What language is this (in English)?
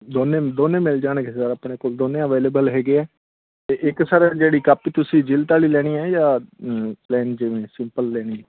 Punjabi